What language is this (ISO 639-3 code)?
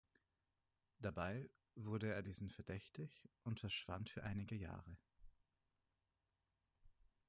deu